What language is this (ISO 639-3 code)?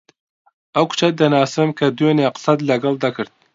ckb